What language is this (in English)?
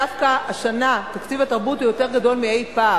Hebrew